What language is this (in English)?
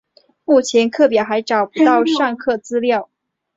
Chinese